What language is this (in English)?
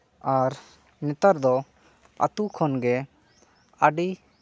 Santali